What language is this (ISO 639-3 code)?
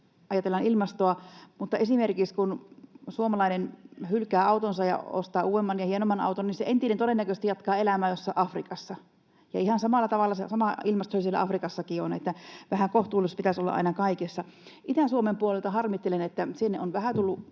fin